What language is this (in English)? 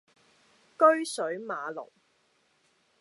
Cantonese